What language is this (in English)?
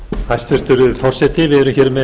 Icelandic